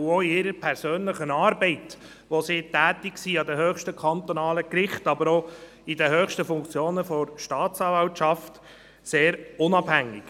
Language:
Swiss German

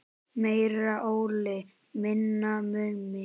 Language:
Icelandic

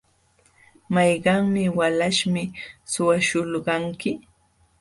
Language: Jauja Wanca Quechua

